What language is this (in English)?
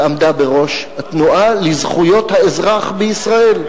Hebrew